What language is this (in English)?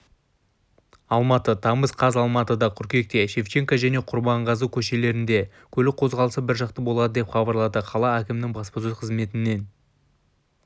Kazakh